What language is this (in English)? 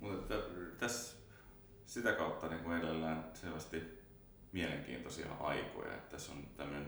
Finnish